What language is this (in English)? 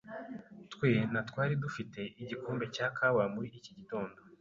Kinyarwanda